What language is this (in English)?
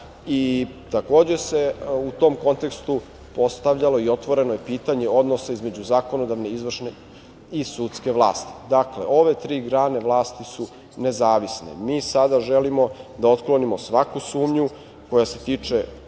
Serbian